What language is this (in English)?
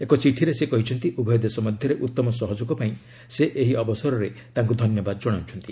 Odia